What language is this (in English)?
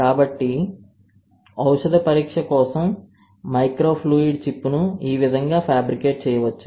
Telugu